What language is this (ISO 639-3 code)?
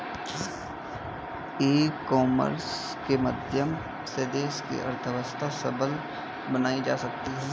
hin